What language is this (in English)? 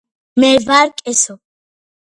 Georgian